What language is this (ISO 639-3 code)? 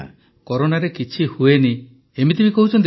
ori